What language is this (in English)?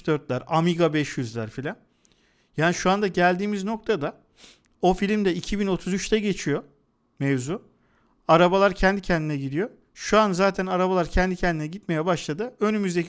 Turkish